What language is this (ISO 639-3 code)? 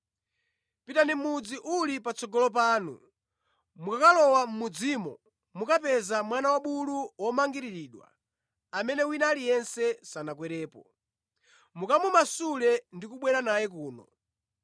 nya